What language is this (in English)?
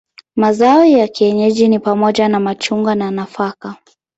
Swahili